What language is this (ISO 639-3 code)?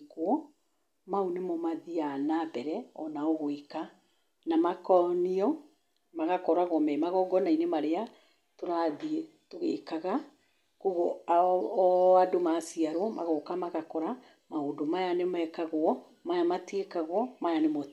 kik